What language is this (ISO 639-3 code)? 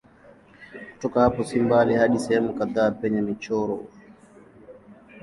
swa